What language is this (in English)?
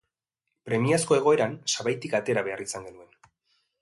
Basque